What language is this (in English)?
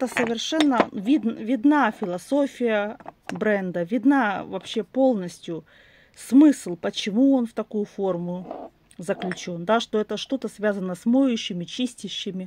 Russian